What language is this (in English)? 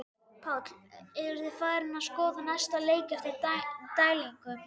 Icelandic